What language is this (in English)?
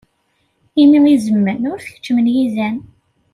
Kabyle